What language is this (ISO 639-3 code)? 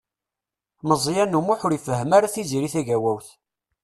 kab